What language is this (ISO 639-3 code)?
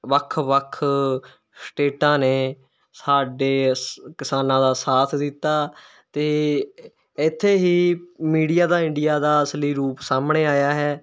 pan